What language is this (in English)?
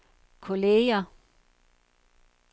Danish